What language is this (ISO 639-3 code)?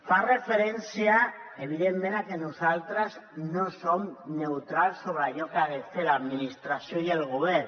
cat